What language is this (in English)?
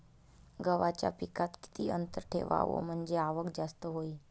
Marathi